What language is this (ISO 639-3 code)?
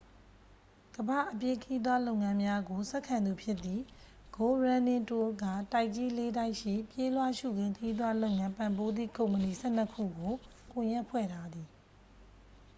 mya